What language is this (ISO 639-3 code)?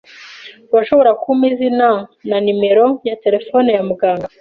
kin